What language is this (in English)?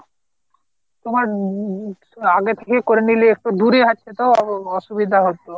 Bangla